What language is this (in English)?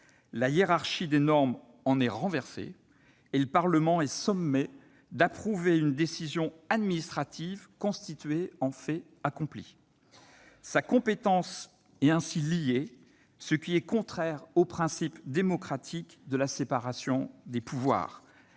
French